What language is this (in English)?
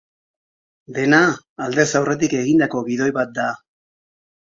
Basque